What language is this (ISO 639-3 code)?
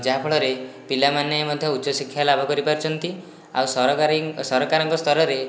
ori